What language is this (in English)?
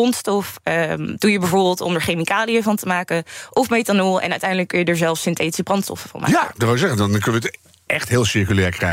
Dutch